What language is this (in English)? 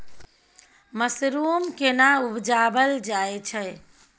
Maithili